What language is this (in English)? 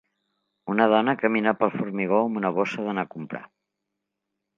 Catalan